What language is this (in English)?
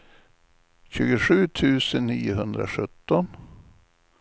Swedish